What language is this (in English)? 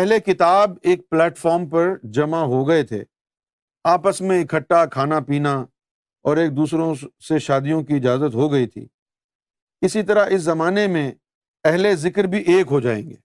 Urdu